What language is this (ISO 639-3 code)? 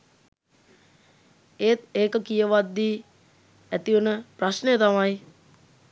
sin